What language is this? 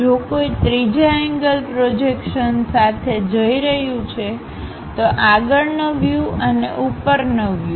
Gujarati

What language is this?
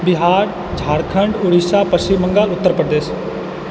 Maithili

